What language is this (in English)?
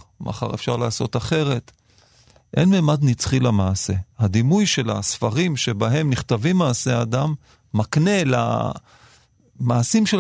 Hebrew